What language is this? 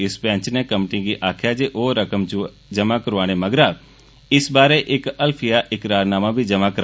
Dogri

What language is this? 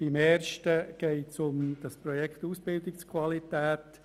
Swiss German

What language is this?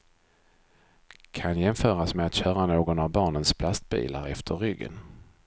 Swedish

